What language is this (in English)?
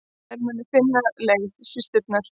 Icelandic